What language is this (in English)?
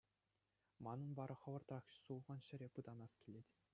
Chuvash